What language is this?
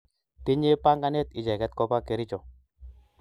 Kalenjin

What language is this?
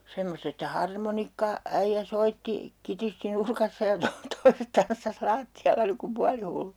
Finnish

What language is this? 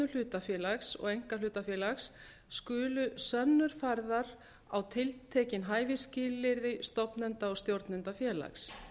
Icelandic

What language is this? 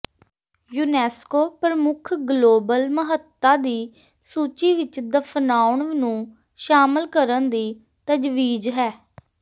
Punjabi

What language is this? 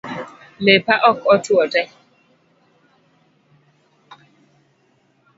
Luo (Kenya and Tanzania)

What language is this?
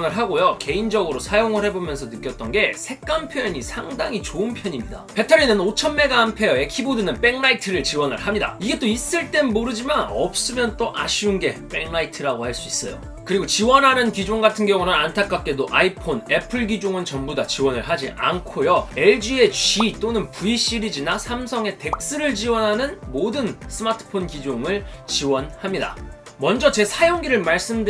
Korean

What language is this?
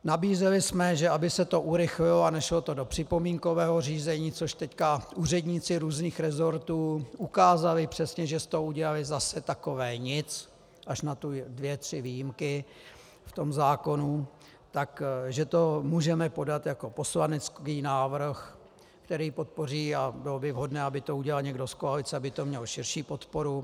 Czech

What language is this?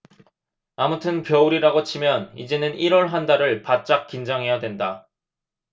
Korean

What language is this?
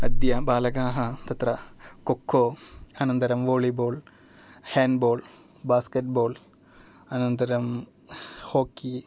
Sanskrit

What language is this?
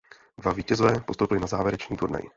Czech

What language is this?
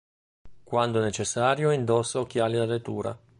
Italian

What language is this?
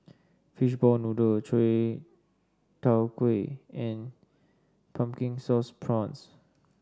English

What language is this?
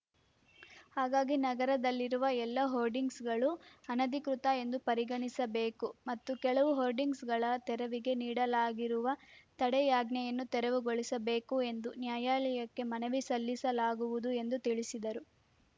Kannada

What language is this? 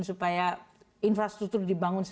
Indonesian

